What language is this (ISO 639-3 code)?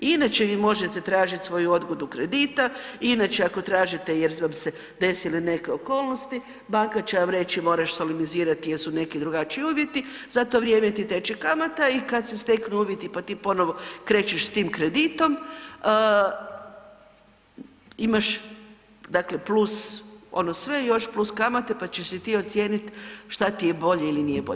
hrv